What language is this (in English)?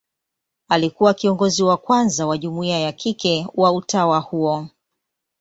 Swahili